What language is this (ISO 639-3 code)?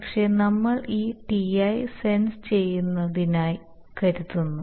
mal